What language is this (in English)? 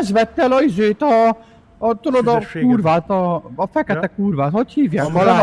Hungarian